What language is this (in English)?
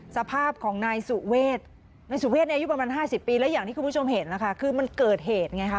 Thai